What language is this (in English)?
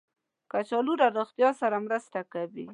Pashto